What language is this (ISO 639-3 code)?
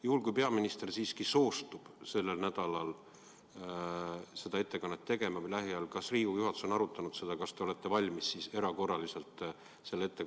est